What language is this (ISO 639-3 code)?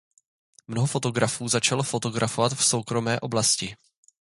ces